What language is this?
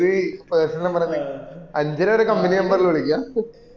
Malayalam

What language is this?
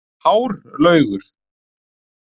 Icelandic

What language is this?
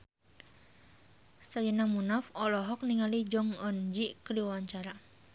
Sundanese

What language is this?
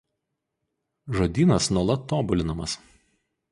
Lithuanian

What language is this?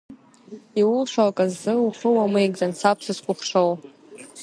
Abkhazian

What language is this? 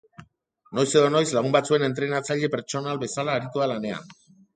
Basque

